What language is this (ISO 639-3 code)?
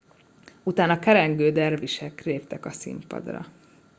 hun